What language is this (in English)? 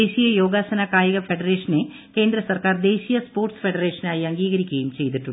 Malayalam